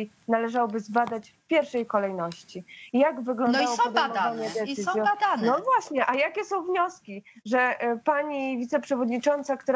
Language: Polish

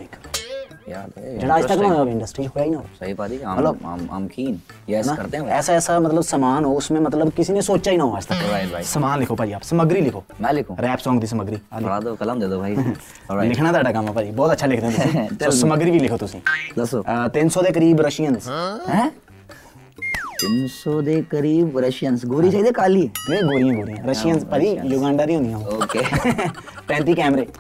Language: Punjabi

